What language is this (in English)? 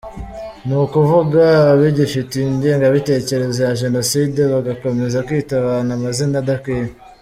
Kinyarwanda